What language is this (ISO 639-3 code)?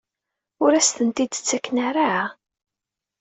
kab